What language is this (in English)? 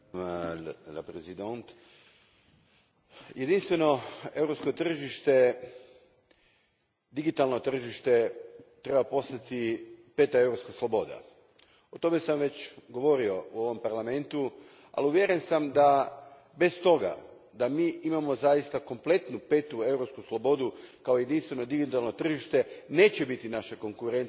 Croatian